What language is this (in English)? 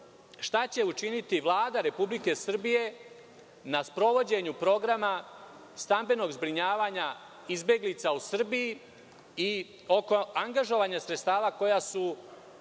Serbian